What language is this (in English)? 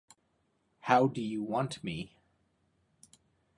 English